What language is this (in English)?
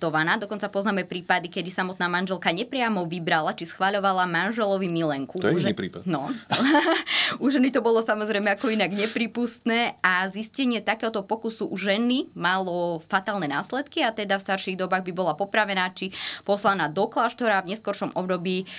Slovak